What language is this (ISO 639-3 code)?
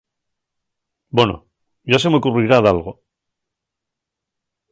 ast